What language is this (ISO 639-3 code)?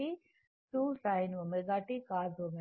tel